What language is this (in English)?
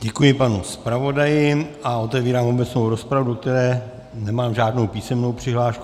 Czech